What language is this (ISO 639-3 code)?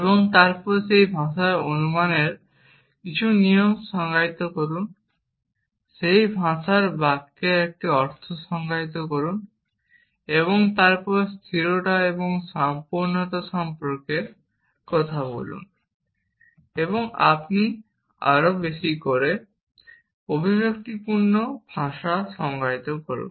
ben